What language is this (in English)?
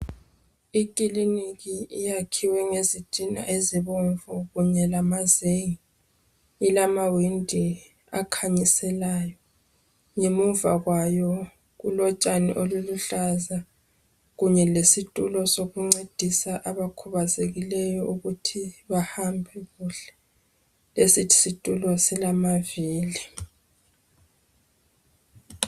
North Ndebele